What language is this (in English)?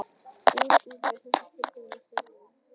Icelandic